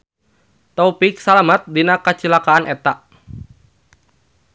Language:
Sundanese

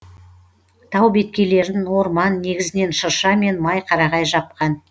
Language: Kazakh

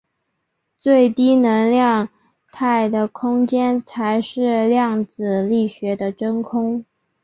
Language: Chinese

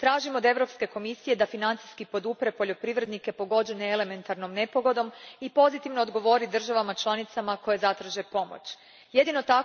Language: Croatian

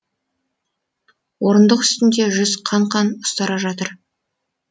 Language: Kazakh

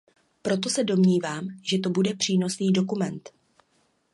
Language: Czech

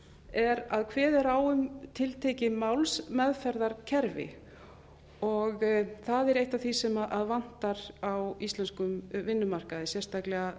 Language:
Icelandic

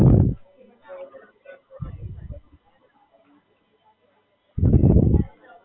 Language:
Gujarati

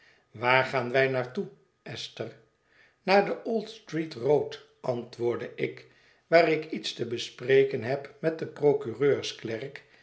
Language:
Dutch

